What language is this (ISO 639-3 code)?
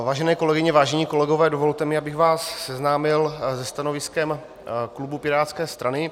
ces